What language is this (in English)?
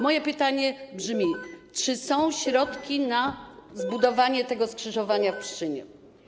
Polish